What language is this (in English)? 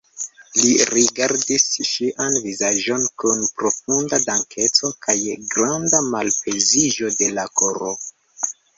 Esperanto